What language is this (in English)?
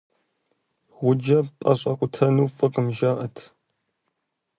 Kabardian